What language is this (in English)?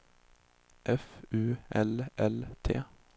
Swedish